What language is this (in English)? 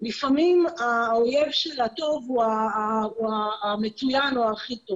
Hebrew